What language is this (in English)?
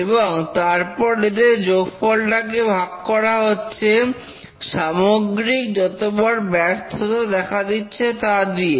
Bangla